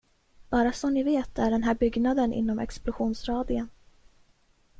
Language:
Swedish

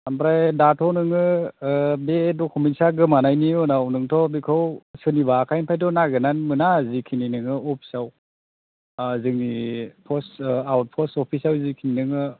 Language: Bodo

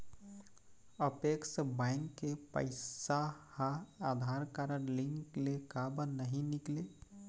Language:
Chhattisgarhi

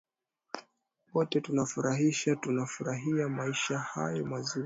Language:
Swahili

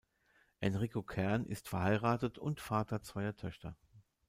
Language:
German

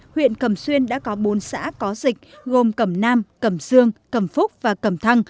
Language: Vietnamese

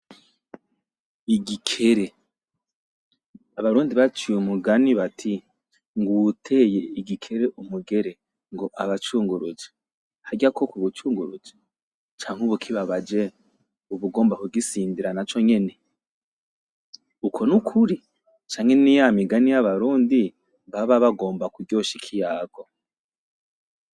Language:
Rundi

